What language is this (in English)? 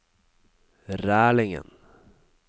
Norwegian